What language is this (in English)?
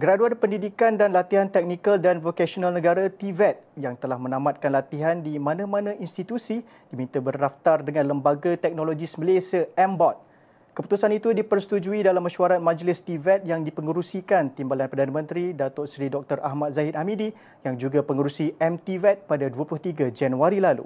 Malay